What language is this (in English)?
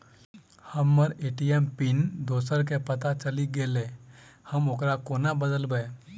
Maithili